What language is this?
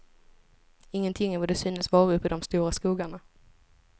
Swedish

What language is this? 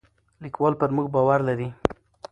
Pashto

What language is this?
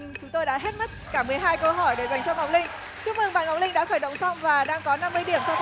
Vietnamese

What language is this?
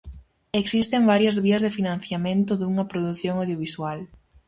Galician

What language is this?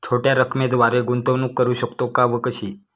Marathi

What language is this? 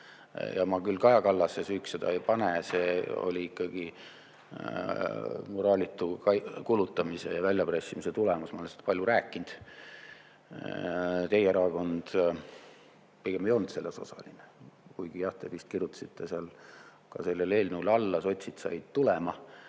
Estonian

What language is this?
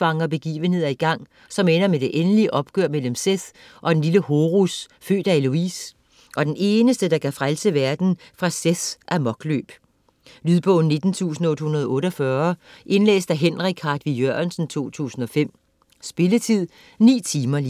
Danish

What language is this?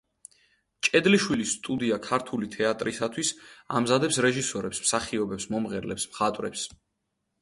Georgian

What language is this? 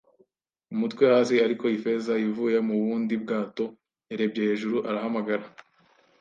Kinyarwanda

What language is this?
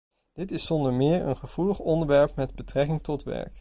Dutch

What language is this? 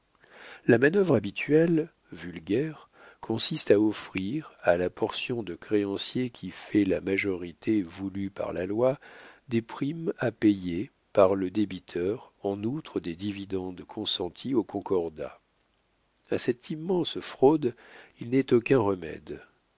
French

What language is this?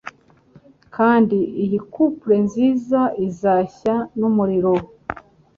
Kinyarwanda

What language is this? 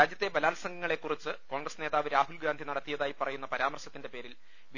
Malayalam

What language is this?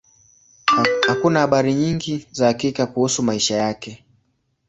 Swahili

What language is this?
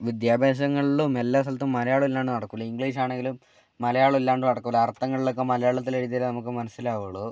Malayalam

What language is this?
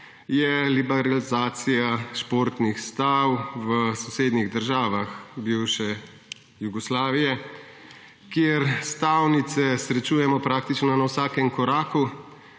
Slovenian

